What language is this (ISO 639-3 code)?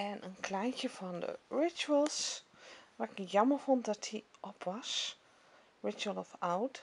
nld